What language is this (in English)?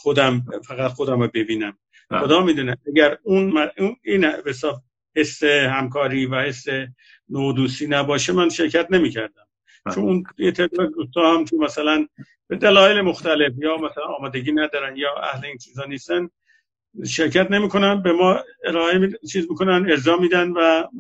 Persian